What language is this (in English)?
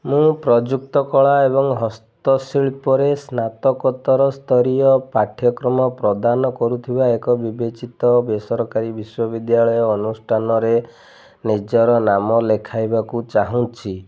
Odia